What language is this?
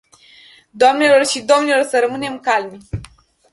Romanian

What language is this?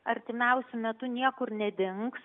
Lithuanian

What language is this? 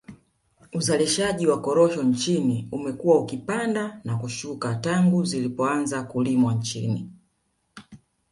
Swahili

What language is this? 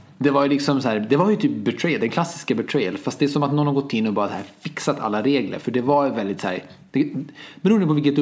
Swedish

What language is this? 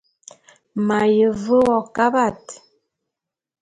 Bulu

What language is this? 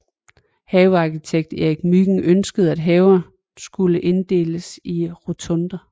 Danish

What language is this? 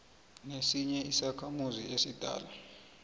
South Ndebele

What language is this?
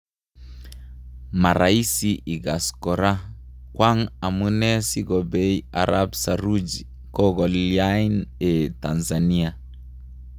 Kalenjin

